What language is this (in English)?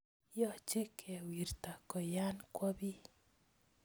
Kalenjin